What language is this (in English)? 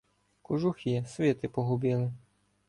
Ukrainian